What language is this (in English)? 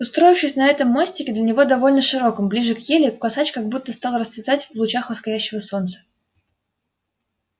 Russian